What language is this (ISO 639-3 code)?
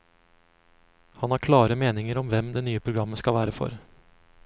nor